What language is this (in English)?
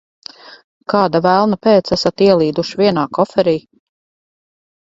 Latvian